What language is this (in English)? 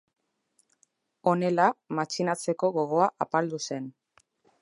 Basque